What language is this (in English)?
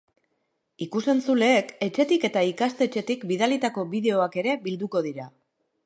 Basque